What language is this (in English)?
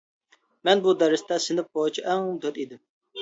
Uyghur